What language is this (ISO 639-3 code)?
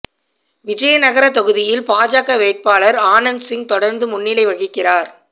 tam